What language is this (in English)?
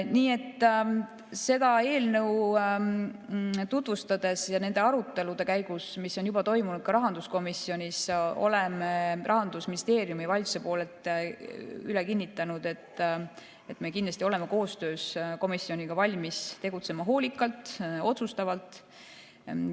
Estonian